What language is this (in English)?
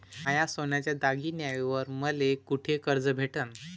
Marathi